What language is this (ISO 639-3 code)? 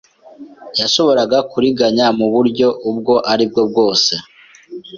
kin